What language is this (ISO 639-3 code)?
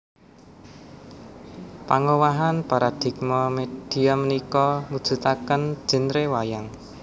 jav